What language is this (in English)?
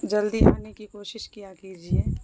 Urdu